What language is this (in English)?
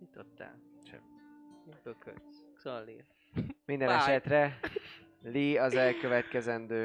Hungarian